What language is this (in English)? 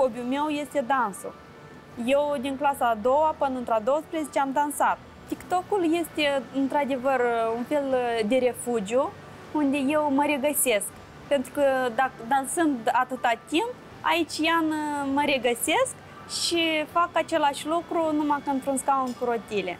Romanian